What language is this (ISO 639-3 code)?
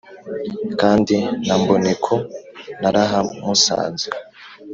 kin